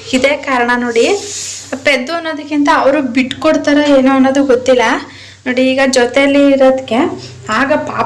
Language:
Kannada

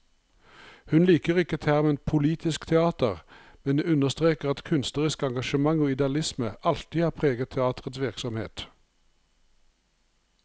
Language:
Norwegian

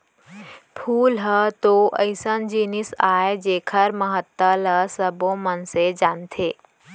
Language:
Chhattisgarhi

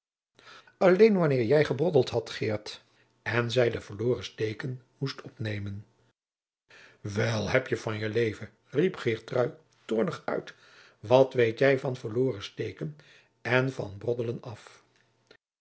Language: Dutch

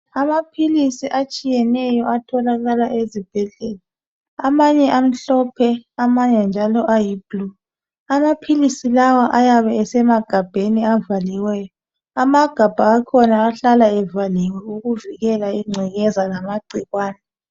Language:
North Ndebele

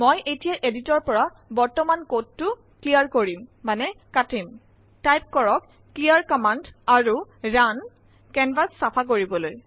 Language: Assamese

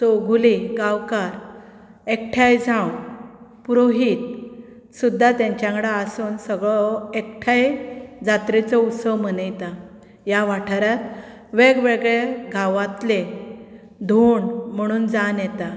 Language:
Konkani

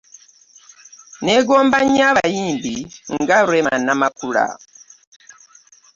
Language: Ganda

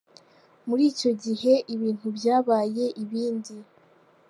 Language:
Kinyarwanda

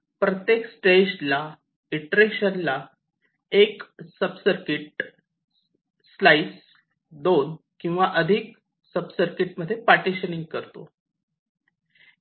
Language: Marathi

